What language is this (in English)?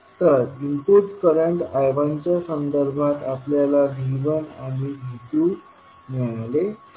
Marathi